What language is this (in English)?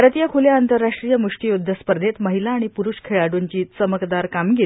Marathi